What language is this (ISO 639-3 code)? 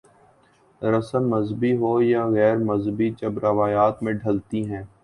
urd